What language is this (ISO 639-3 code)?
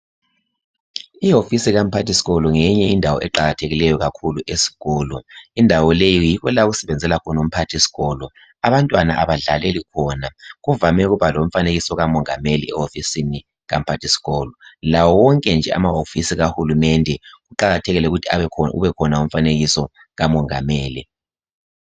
nde